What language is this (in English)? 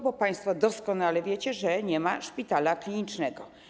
Polish